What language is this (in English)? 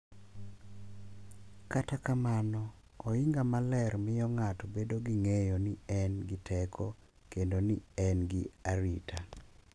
Luo (Kenya and Tanzania)